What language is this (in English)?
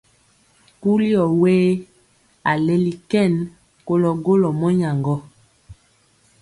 Mpiemo